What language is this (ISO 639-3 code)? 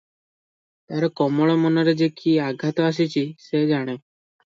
ori